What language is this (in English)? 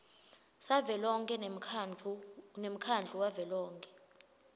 Swati